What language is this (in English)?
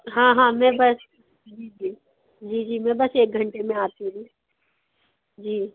Hindi